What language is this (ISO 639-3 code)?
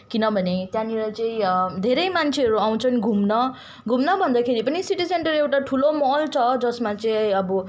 nep